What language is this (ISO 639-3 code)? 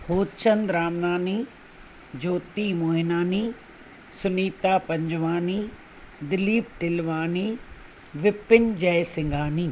snd